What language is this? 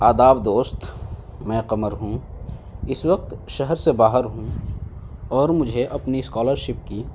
Urdu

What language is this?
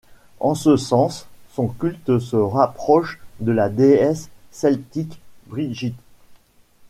French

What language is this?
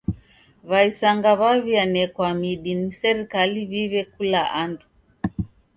Taita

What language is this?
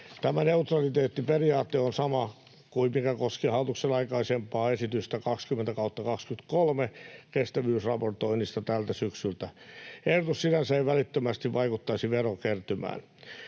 Finnish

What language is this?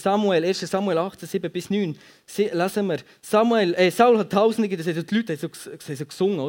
German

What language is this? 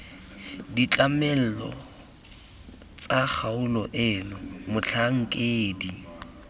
Tswana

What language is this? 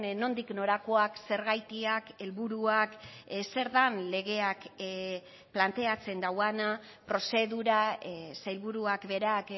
Basque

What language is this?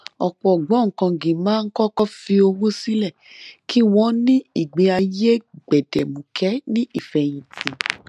Yoruba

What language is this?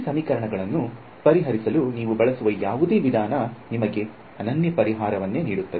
Kannada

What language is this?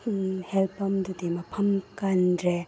Manipuri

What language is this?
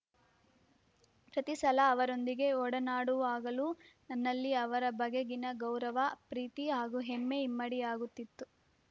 Kannada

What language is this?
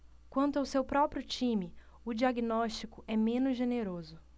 Portuguese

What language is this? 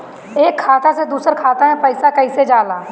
Bhojpuri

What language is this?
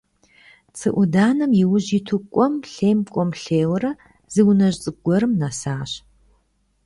Kabardian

